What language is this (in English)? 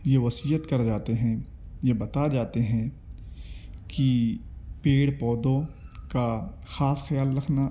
Urdu